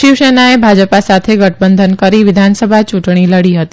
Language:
Gujarati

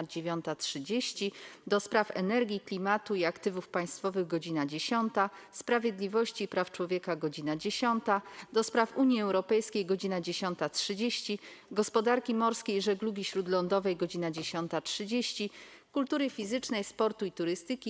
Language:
Polish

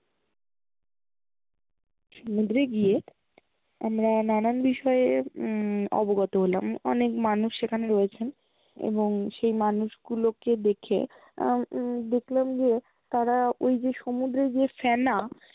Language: Bangla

